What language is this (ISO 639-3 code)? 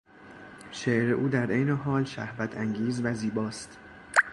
fas